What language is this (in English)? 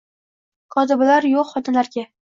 Uzbek